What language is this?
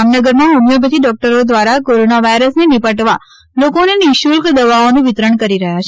Gujarati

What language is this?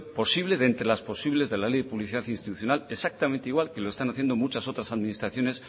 Spanish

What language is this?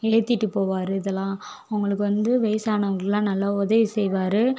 Tamil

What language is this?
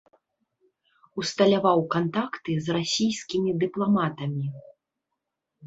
Belarusian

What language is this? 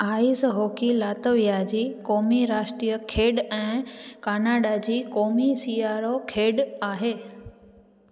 Sindhi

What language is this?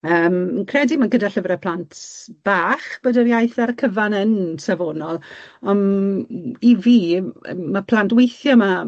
Welsh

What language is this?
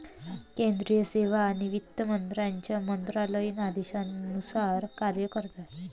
Marathi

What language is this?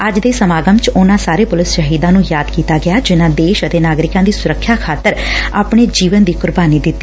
Punjabi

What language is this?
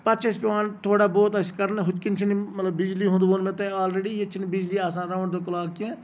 Kashmiri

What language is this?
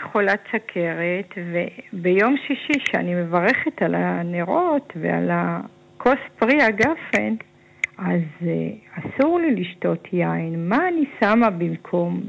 Hebrew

